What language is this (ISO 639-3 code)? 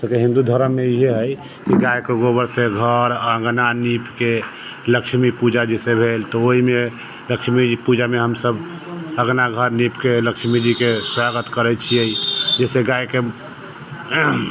mai